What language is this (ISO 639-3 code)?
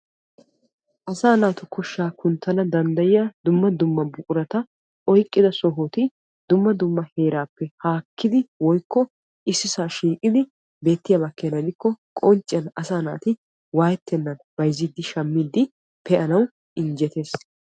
wal